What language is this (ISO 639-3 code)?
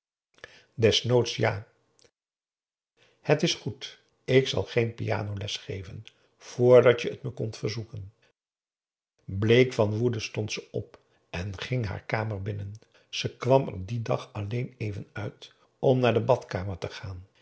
nld